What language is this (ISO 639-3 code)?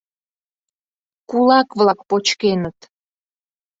chm